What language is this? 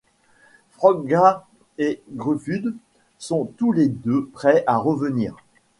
French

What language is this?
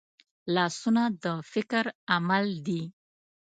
Pashto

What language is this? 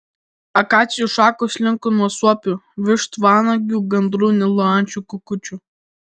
Lithuanian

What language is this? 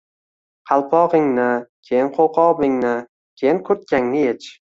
Uzbek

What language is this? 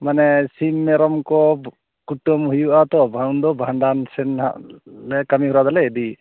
Santali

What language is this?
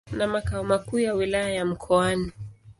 Swahili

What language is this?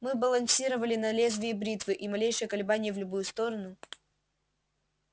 Russian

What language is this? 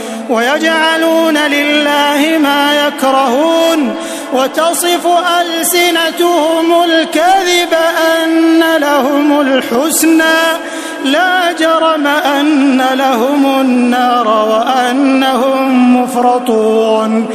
Arabic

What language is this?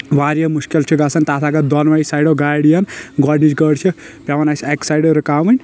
Kashmiri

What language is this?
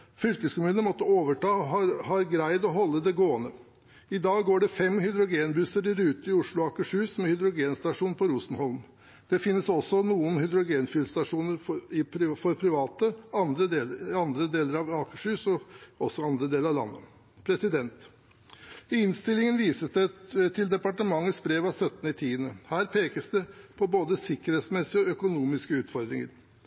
Norwegian Bokmål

